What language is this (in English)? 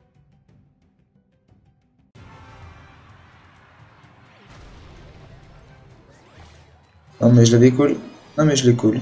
French